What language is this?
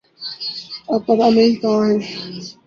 Urdu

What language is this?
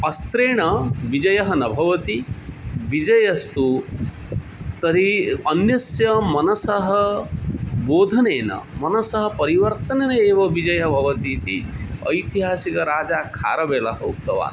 Sanskrit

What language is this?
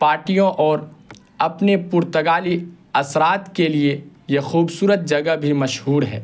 Urdu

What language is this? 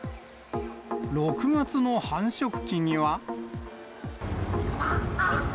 Japanese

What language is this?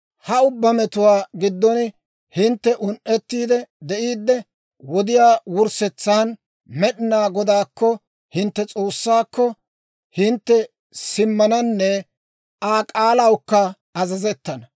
Dawro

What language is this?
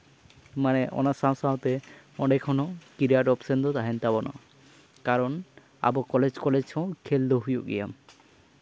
Santali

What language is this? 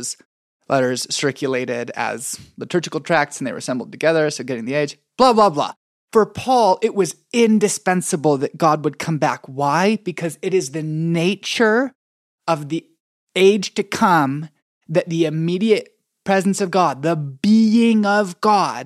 English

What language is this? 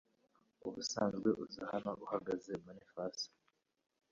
Kinyarwanda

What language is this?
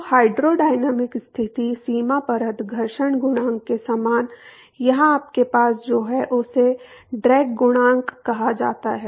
Hindi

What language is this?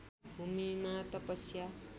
Nepali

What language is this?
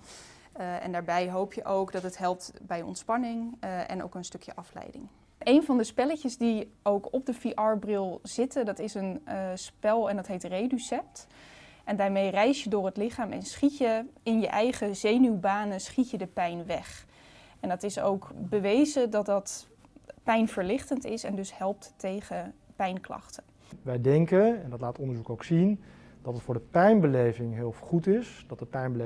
Dutch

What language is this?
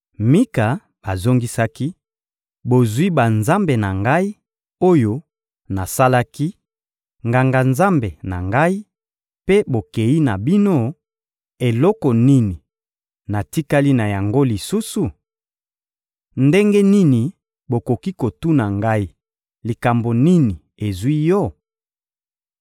Lingala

